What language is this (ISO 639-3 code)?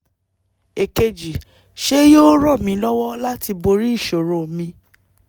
yor